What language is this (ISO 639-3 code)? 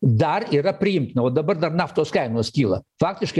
lit